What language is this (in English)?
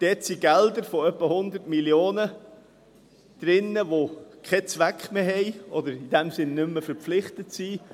Swiss German